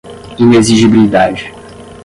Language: Portuguese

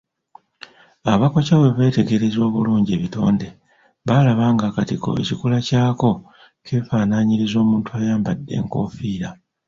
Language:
Ganda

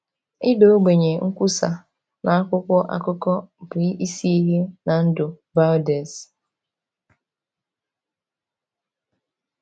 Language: Igbo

